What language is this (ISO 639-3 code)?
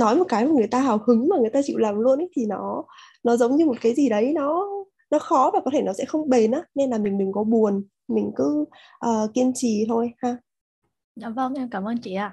vie